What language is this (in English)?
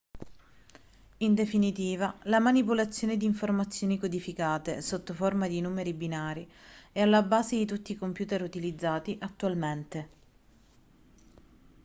Italian